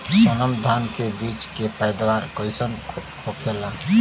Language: Bhojpuri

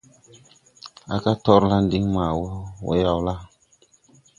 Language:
Tupuri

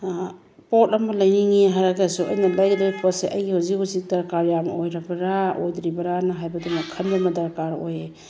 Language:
Manipuri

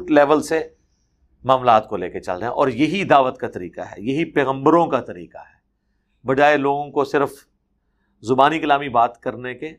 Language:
Urdu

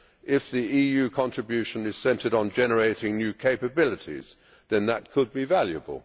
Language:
English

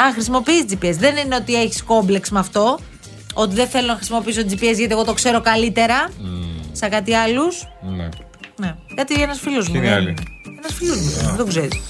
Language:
Greek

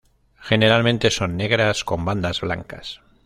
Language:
Spanish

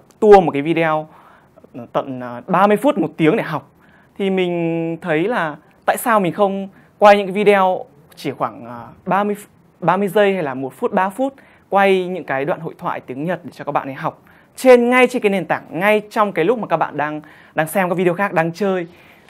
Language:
Vietnamese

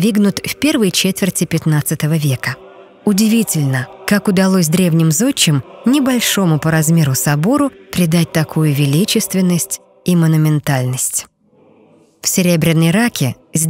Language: Russian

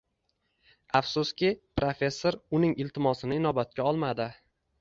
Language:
Uzbek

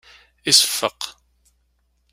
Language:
Kabyle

